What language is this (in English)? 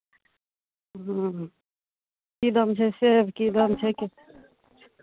Maithili